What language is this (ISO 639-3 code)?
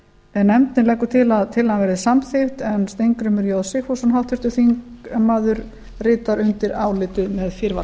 isl